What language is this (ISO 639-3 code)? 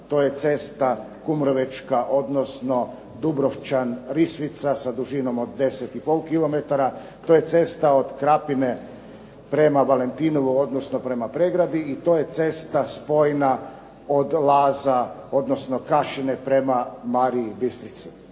hrv